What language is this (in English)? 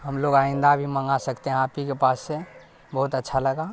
Urdu